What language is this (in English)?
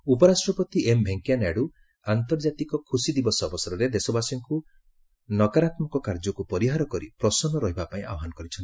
Odia